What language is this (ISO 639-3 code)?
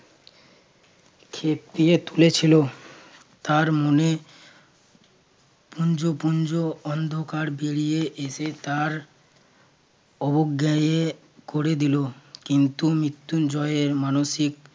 ben